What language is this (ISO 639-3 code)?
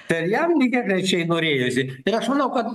lit